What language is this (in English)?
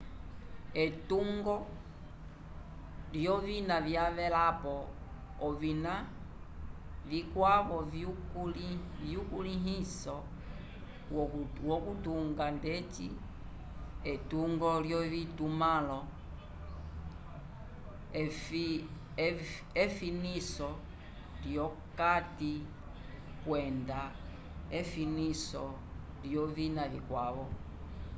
Umbundu